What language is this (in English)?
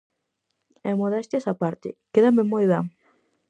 Galician